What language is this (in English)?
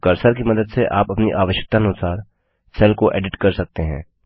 Hindi